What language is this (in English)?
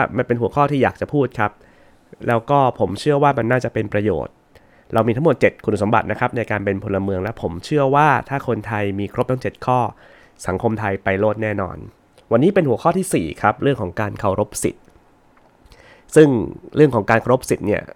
Thai